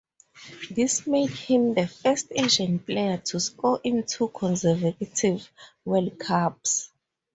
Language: English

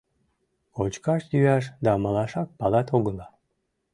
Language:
Mari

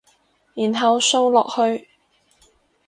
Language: Cantonese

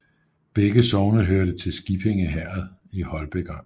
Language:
Danish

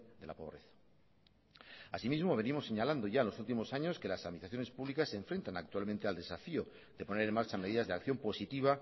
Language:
Spanish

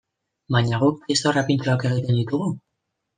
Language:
Basque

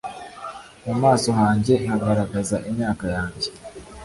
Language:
Kinyarwanda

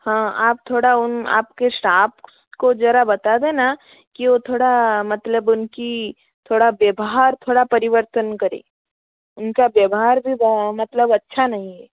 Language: Hindi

